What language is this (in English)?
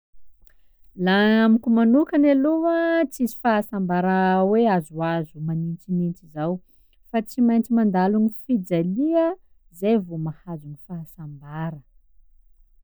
Sakalava Malagasy